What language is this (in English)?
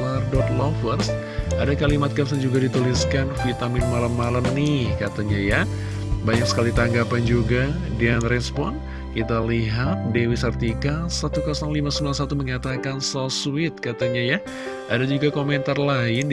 Indonesian